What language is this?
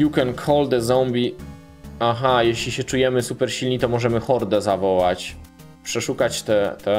Polish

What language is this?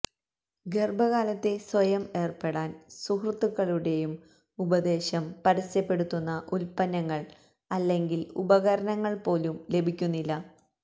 Malayalam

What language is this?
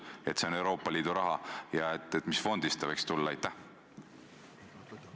Estonian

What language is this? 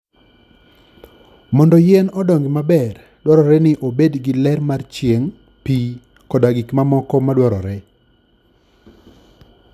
Luo (Kenya and Tanzania)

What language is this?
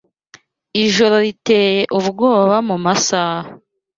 Kinyarwanda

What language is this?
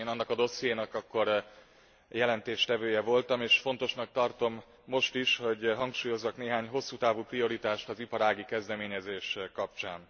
Hungarian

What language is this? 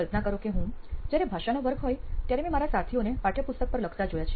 Gujarati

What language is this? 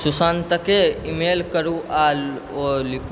Maithili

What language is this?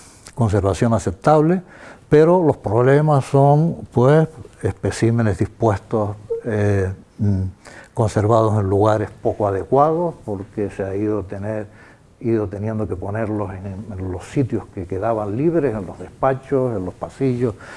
Spanish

